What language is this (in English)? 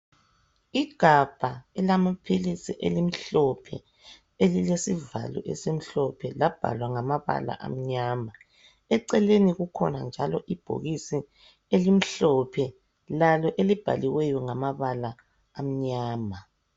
North Ndebele